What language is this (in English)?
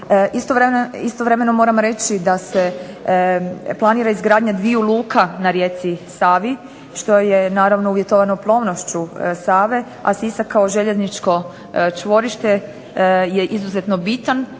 Croatian